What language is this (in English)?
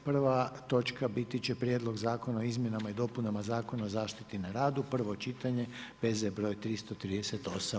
Croatian